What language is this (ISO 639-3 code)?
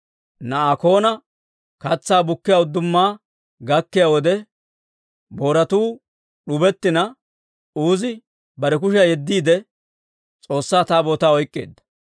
dwr